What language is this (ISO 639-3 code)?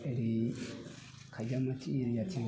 brx